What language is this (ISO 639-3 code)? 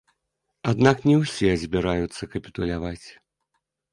bel